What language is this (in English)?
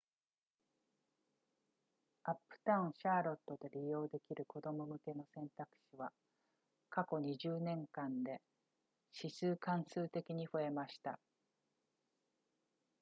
Japanese